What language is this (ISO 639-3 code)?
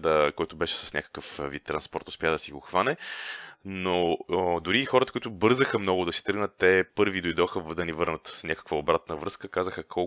bul